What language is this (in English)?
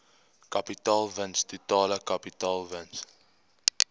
Afrikaans